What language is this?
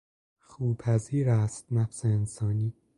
Persian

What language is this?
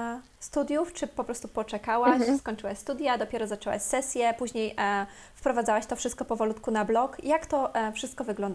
Polish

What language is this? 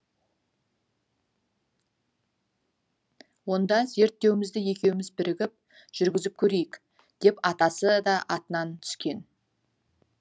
Kazakh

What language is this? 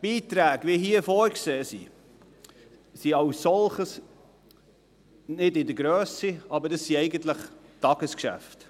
Swiss German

